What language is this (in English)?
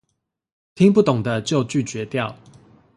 Chinese